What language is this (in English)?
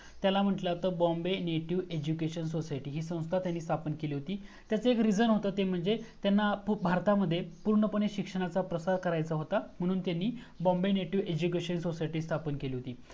Marathi